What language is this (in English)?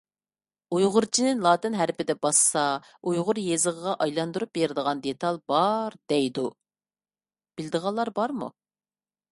Uyghur